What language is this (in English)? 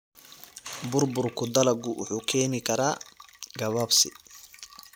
Somali